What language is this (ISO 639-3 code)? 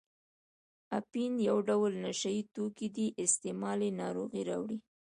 pus